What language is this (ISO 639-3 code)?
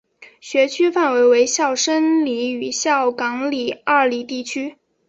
zho